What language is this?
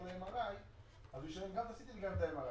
Hebrew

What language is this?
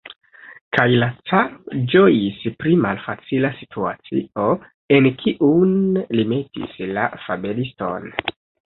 Esperanto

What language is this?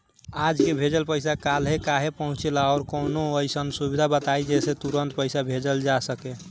Bhojpuri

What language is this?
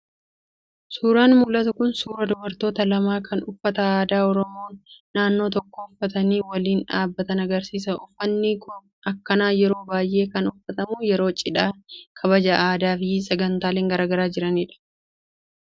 Oromo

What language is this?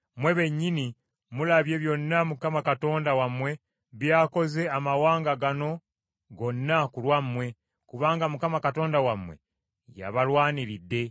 Ganda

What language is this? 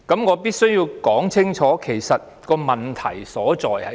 Cantonese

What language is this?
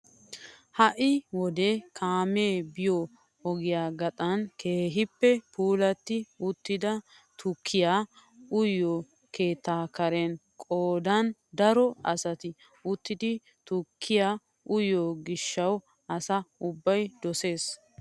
Wolaytta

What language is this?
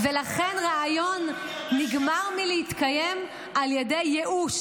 Hebrew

